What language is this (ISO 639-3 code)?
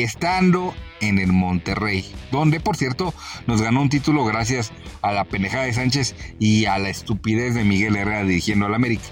spa